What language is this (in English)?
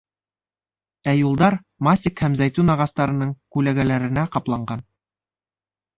Bashkir